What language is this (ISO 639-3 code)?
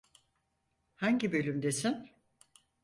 tur